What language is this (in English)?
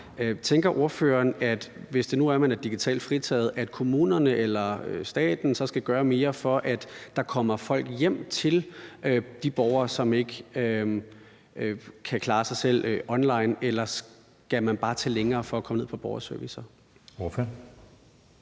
Danish